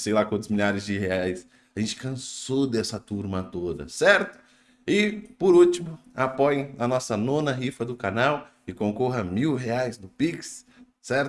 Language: Portuguese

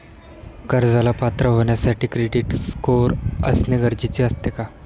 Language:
Marathi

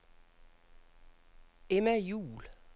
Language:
Danish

